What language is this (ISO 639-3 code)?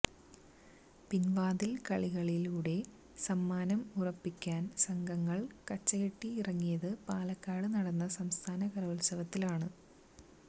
mal